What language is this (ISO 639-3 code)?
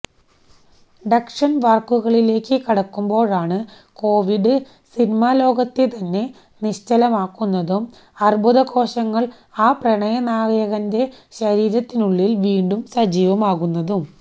mal